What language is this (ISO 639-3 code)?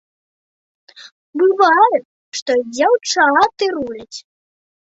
bel